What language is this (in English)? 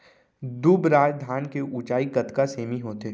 Chhattisgarhi